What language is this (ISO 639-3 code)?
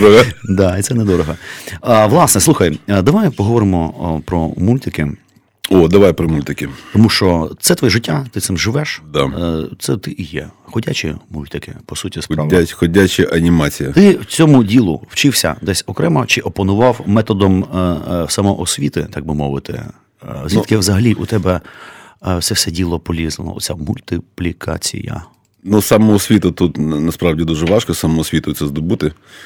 ukr